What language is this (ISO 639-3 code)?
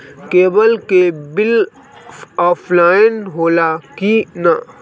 bho